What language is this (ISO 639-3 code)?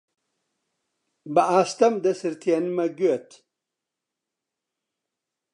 ckb